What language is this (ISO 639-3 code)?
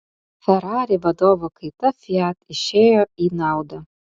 lit